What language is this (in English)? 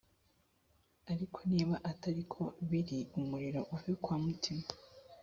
Kinyarwanda